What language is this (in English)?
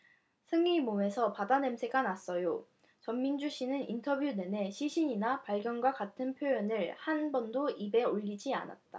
Korean